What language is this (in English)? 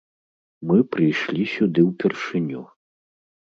Belarusian